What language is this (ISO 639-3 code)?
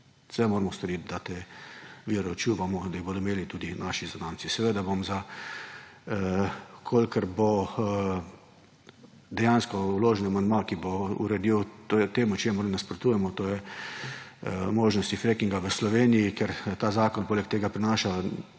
slv